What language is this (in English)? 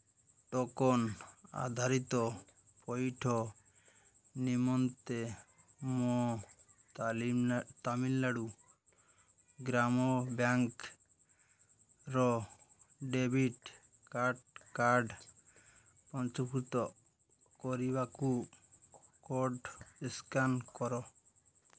Odia